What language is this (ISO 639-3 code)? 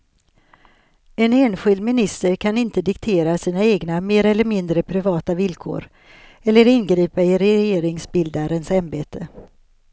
swe